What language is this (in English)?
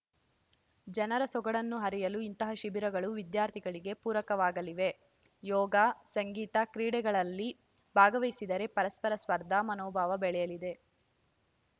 Kannada